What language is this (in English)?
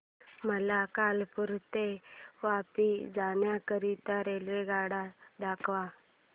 Marathi